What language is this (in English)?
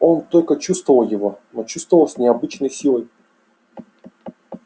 Russian